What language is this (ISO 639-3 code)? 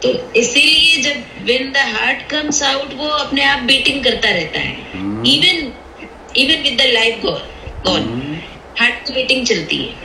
hin